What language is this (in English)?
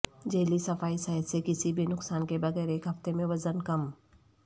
Urdu